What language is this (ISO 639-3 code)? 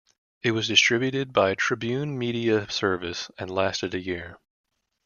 eng